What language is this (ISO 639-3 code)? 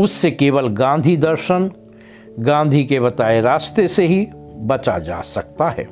hin